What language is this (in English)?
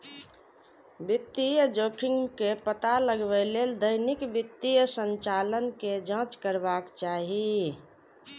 Maithili